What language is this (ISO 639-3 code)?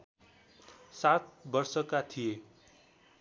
nep